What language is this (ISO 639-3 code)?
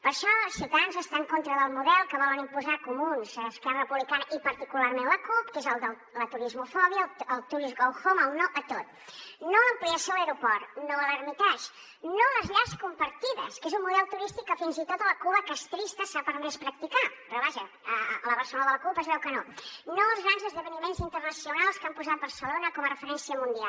cat